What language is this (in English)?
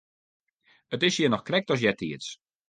Western Frisian